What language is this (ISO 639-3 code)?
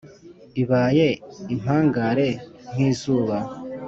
kin